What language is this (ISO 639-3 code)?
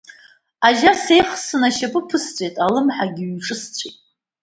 abk